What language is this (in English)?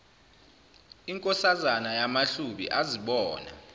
Zulu